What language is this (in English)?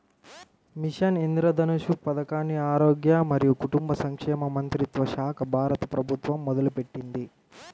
Telugu